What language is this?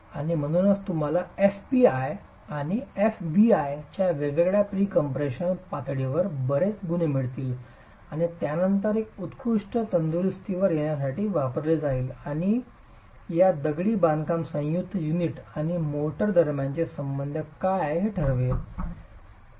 Marathi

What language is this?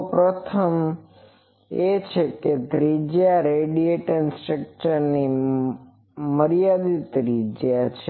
Gujarati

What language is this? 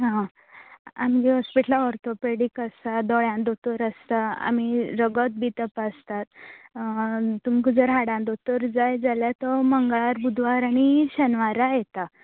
Konkani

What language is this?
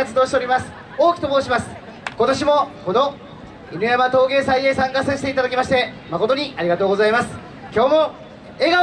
Japanese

